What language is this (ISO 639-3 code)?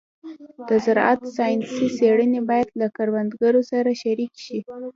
pus